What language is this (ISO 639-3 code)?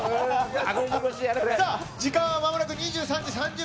jpn